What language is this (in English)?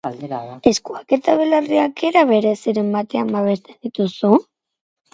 Basque